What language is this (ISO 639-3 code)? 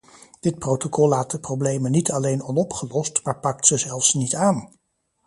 nld